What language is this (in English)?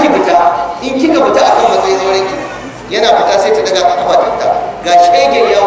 Arabic